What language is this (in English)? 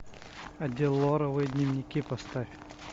Russian